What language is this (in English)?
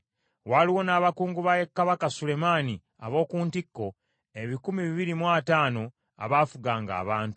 Ganda